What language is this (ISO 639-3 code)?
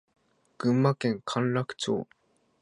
jpn